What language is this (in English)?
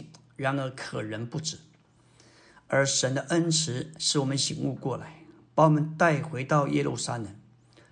Chinese